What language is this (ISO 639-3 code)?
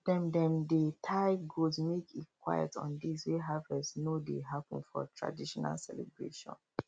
pcm